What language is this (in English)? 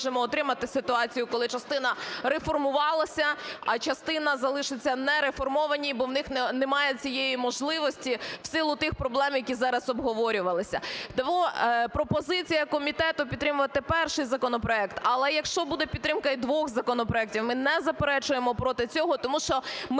Ukrainian